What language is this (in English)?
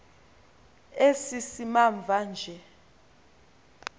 Xhosa